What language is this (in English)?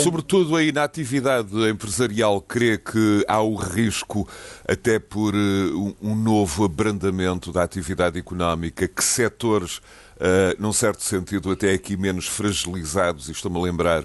Portuguese